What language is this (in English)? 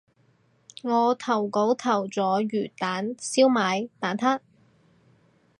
Cantonese